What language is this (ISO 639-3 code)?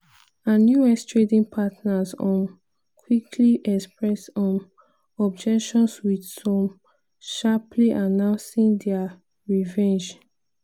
pcm